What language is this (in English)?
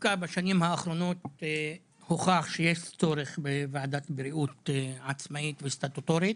Hebrew